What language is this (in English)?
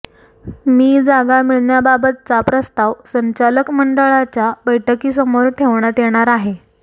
Marathi